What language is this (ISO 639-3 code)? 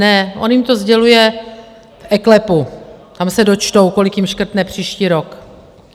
ces